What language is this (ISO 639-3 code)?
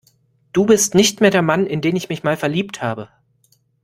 deu